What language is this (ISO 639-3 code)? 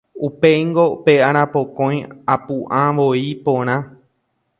grn